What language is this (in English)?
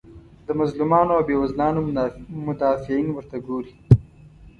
Pashto